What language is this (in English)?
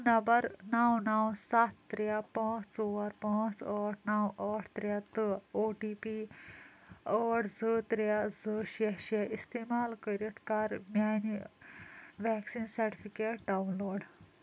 Kashmiri